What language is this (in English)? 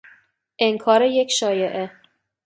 Persian